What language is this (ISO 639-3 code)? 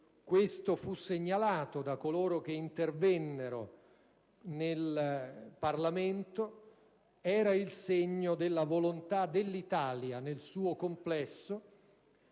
ita